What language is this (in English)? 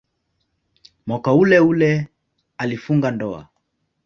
Swahili